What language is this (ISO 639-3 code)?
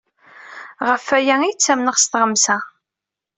kab